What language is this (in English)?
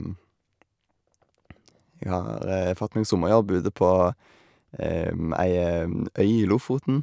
Norwegian